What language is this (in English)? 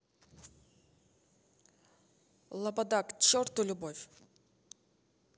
Russian